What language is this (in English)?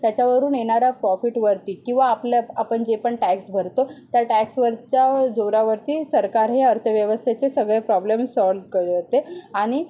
Marathi